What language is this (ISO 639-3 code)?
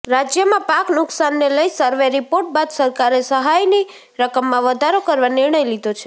guj